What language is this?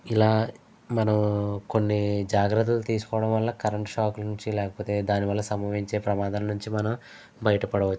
Telugu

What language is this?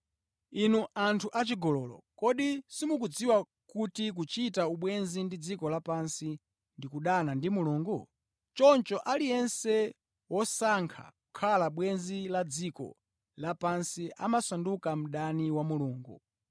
Nyanja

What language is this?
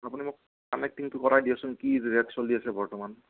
Assamese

